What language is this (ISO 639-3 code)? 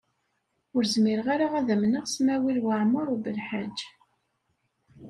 kab